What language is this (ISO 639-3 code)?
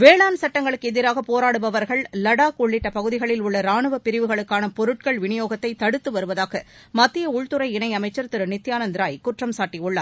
tam